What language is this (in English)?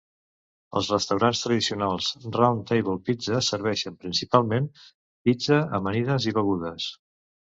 Catalan